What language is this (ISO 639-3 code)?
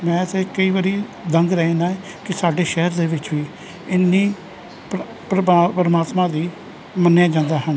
pan